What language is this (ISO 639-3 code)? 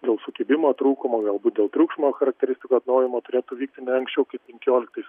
lit